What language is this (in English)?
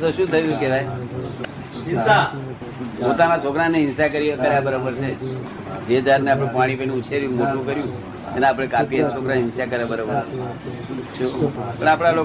Gujarati